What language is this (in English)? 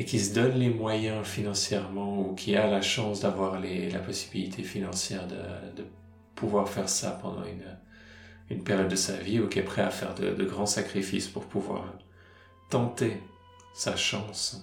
French